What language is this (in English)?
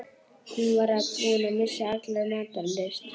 Icelandic